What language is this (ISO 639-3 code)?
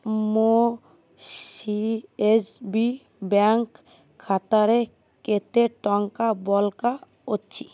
ori